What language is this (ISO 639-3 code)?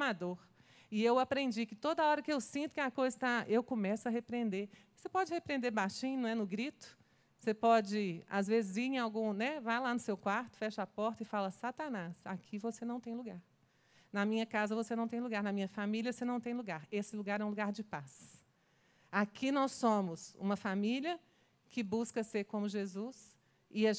por